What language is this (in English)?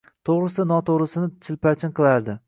Uzbek